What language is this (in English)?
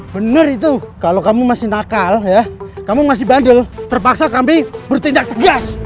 Indonesian